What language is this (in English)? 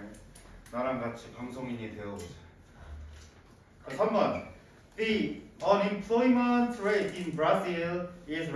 Korean